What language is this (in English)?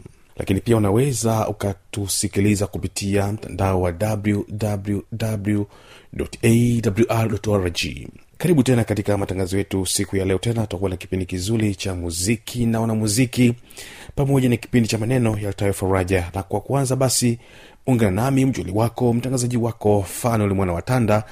Swahili